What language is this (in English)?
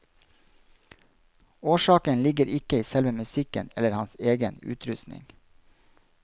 Norwegian